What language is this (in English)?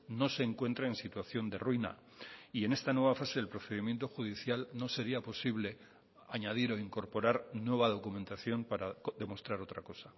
Spanish